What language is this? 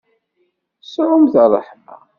Kabyle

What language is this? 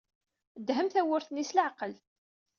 Kabyle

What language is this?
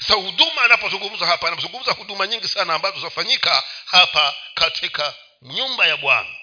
Swahili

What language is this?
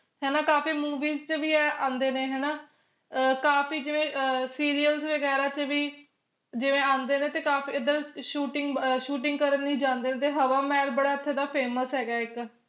Punjabi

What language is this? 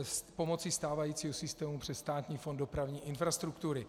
Czech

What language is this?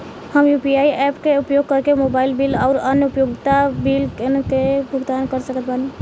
Bhojpuri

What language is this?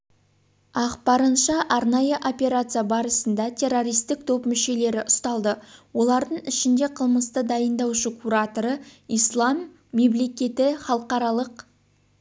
Kazakh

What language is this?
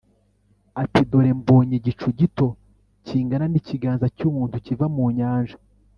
Kinyarwanda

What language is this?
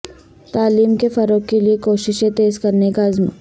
Urdu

